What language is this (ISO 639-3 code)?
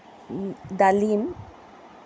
asm